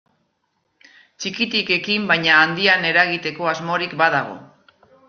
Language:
Basque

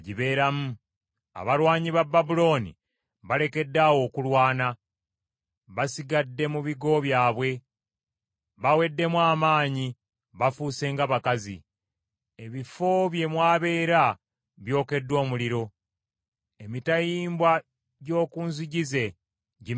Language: Ganda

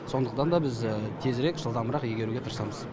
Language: Kazakh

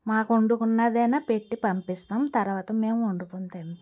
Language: Telugu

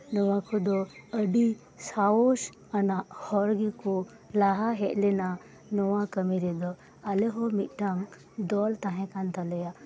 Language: Santali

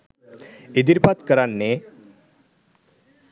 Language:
Sinhala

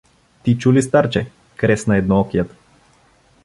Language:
Bulgarian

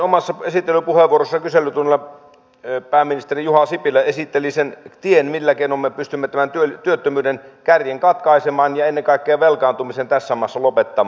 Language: Finnish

